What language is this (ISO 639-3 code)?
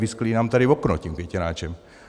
ces